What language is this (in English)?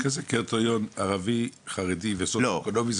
Hebrew